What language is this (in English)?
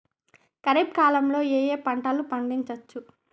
Telugu